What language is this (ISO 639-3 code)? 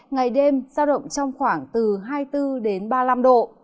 vie